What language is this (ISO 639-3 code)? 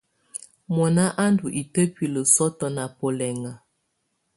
tvu